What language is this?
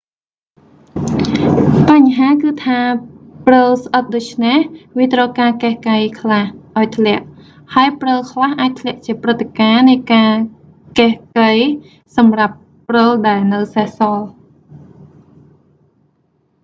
Khmer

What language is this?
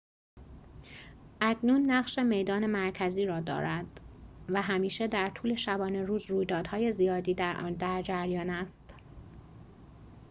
Persian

